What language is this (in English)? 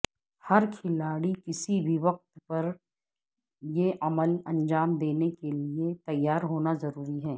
Urdu